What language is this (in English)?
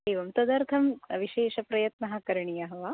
Sanskrit